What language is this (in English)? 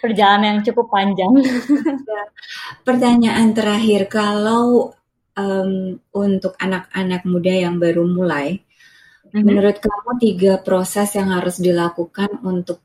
Indonesian